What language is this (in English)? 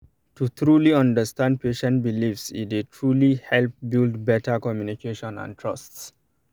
Nigerian Pidgin